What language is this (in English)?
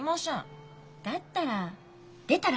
Japanese